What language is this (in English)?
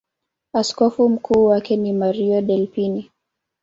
Swahili